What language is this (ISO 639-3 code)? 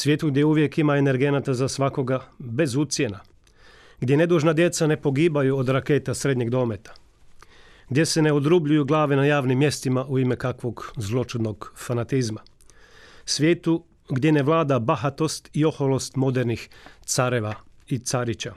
hrv